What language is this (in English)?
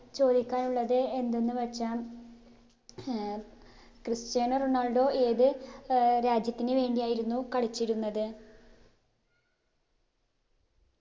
Malayalam